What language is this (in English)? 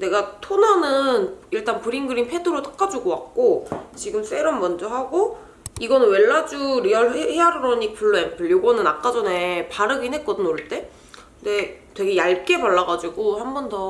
Korean